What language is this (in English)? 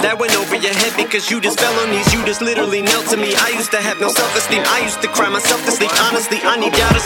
Italian